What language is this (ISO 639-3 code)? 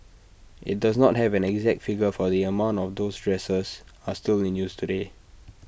eng